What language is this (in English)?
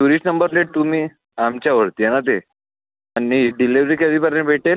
Marathi